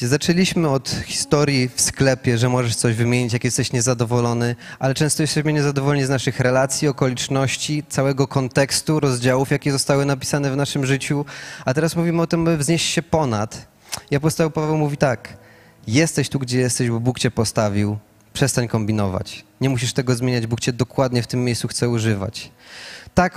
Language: Polish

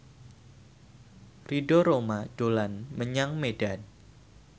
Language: Javanese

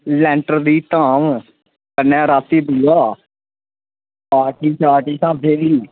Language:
Dogri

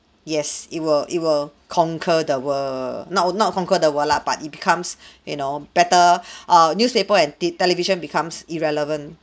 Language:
English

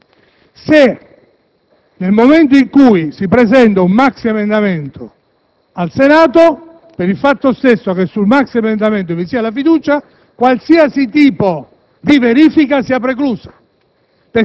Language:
Italian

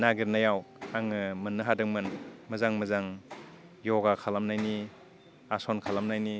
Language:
Bodo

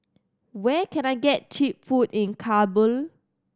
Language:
English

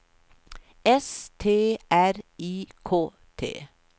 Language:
Swedish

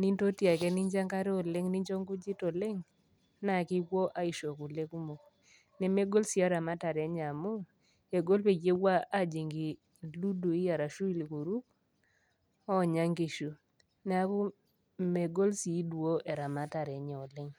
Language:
Masai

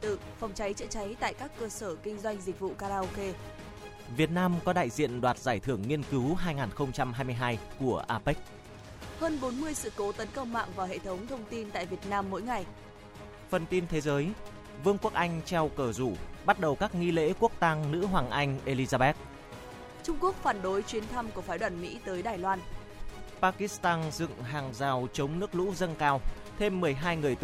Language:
Vietnamese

